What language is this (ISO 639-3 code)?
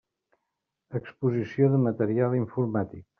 cat